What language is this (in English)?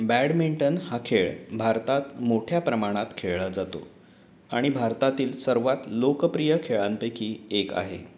Marathi